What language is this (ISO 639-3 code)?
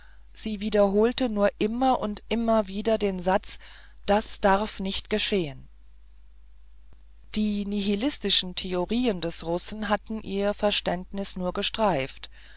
deu